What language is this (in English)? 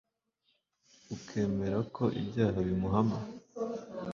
Kinyarwanda